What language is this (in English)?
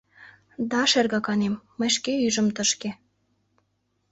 Mari